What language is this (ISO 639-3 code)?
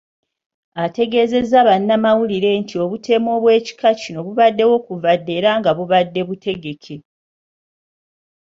lug